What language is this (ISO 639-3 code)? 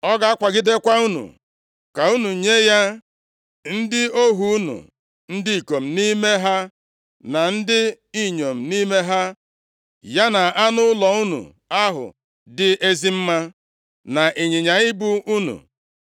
ibo